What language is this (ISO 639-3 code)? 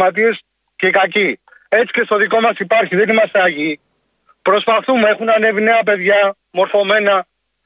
ell